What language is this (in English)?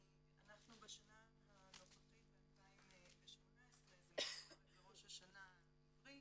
Hebrew